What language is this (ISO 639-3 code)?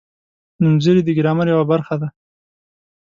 pus